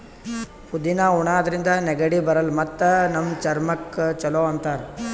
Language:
Kannada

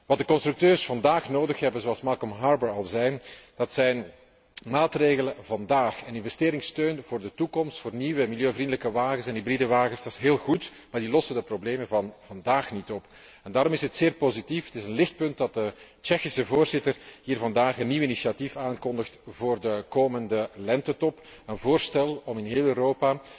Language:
Dutch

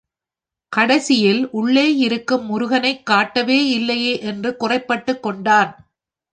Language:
Tamil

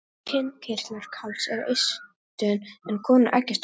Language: Icelandic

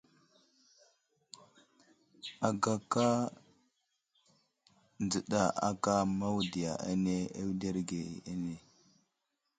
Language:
Wuzlam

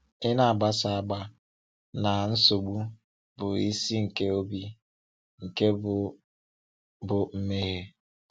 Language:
Igbo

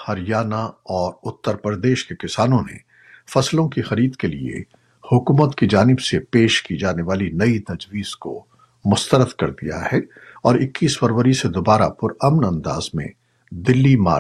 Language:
Urdu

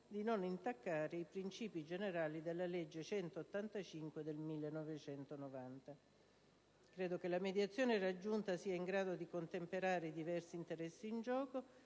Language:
Italian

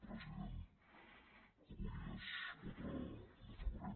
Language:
Catalan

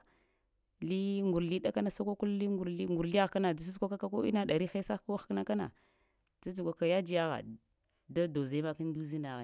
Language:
Lamang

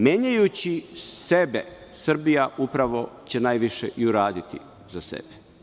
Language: Serbian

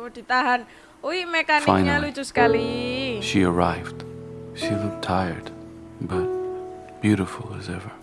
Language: Indonesian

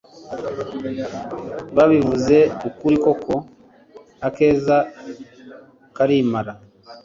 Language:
Kinyarwanda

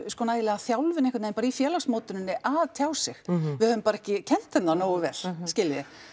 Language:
Icelandic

